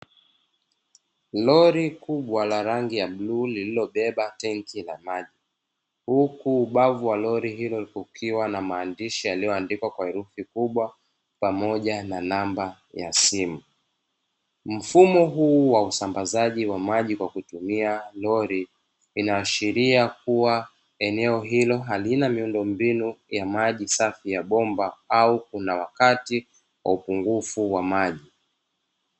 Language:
Swahili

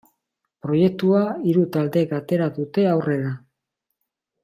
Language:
Basque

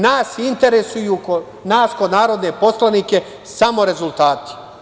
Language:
Serbian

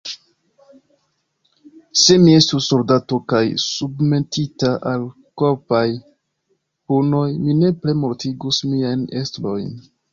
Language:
Esperanto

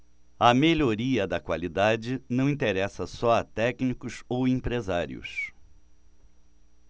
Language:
Portuguese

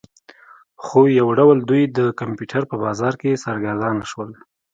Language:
Pashto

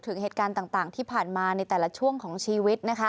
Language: Thai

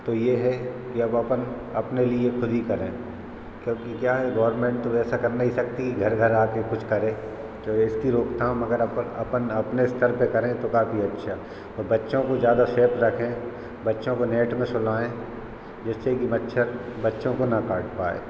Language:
Hindi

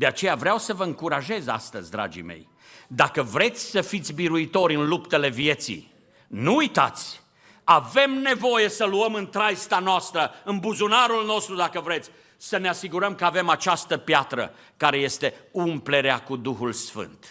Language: Romanian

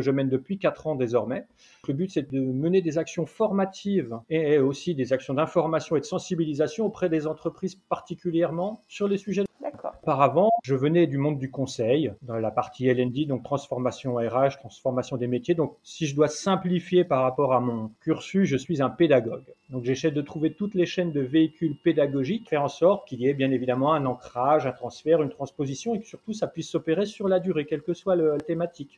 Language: French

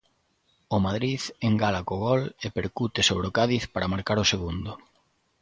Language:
Galician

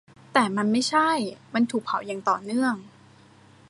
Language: Thai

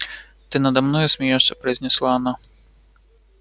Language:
Russian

